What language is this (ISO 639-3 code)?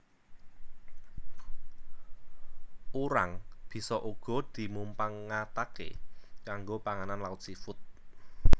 jav